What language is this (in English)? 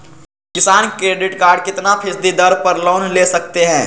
Magahi